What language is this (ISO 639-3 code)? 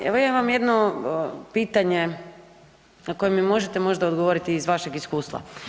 hrv